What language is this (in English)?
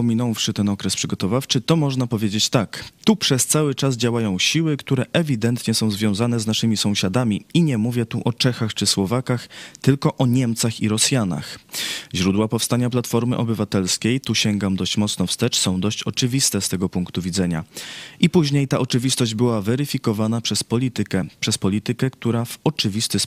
Polish